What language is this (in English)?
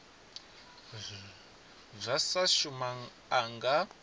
Venda